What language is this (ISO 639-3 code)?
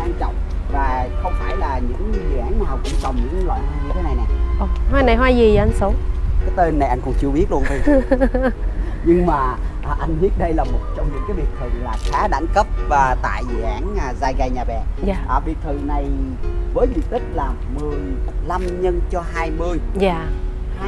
vie